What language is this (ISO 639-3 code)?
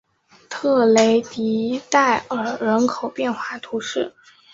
zho